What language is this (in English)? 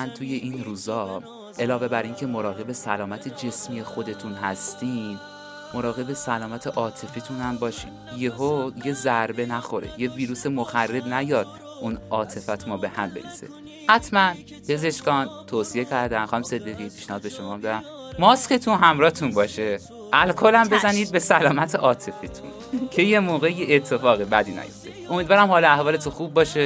Persian